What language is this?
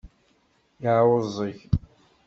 Kabyle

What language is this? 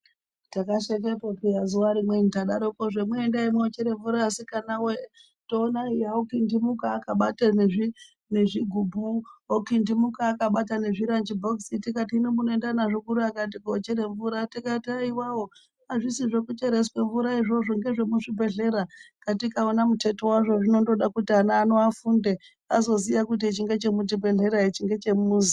Ndau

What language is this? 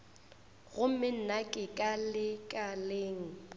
Northern Sotho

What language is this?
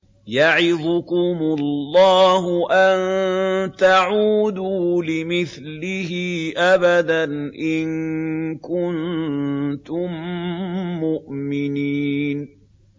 Arabic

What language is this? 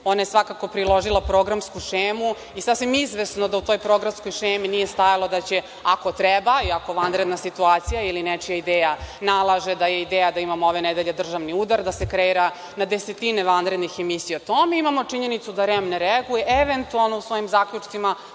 Serbian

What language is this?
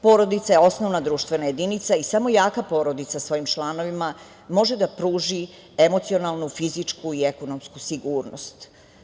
Serbian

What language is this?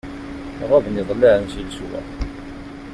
Kabyle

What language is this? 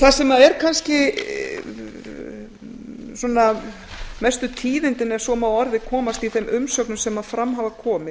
Icelandic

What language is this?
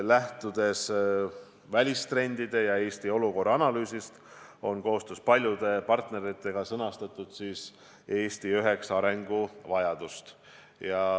Estonian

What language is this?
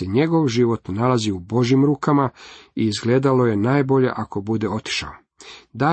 Croatian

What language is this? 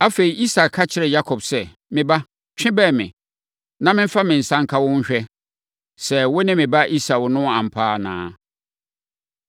Akan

